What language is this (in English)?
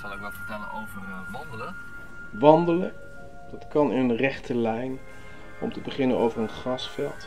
Dutch